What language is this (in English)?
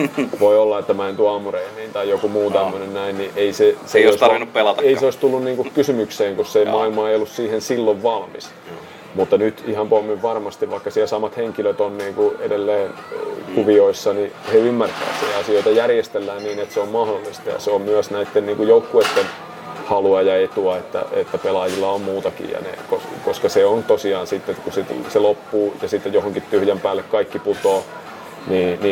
Finnish